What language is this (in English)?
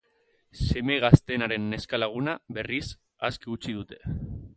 Basque